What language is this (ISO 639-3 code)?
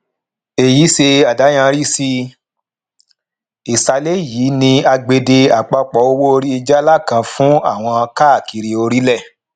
yor